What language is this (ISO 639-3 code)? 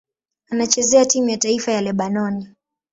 swa